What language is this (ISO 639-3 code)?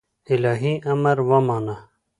pus